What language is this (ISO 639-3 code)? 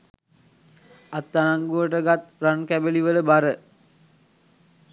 sin